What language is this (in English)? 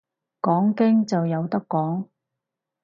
Cantonese